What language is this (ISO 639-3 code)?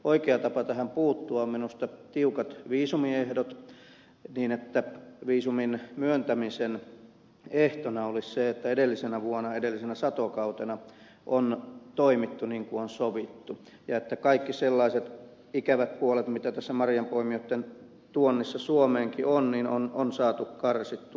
fin